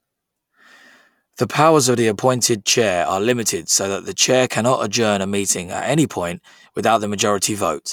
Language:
English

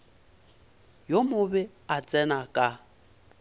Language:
Northern Sotho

